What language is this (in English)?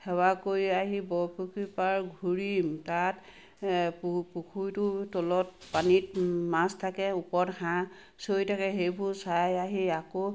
Assamese